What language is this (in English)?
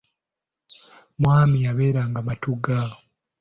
Ganda